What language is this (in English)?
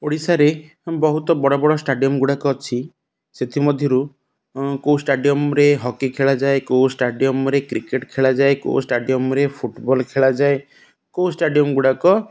Odia